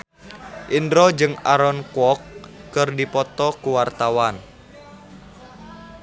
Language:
Sundanese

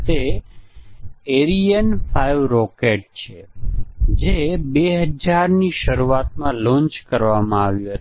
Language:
Gujarati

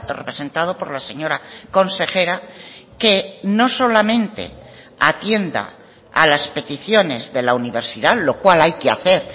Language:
Spanish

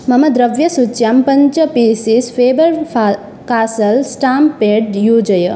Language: Sanskrit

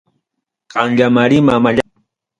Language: Ayacucho Quechua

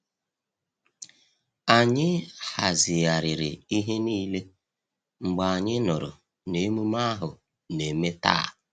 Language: Igbo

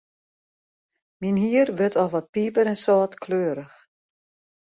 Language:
Western Frisian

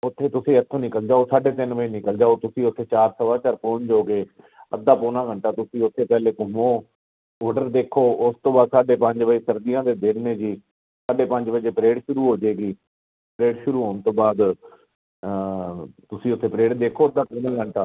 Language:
Punjabi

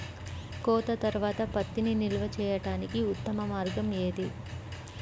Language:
Telugu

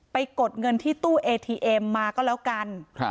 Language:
Thai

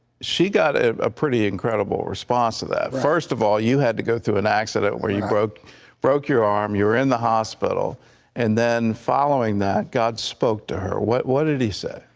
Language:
English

